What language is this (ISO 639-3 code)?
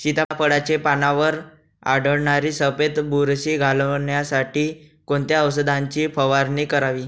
mar